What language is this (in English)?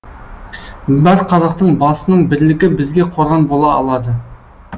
Kazakh